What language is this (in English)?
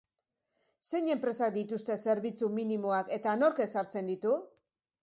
Basque